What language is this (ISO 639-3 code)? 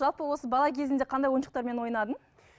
kaz